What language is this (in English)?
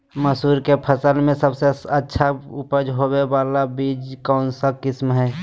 Magahi